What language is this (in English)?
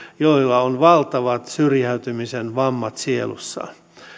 Finnish